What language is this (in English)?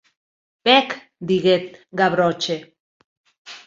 Occitan